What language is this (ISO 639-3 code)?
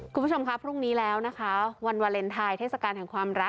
tha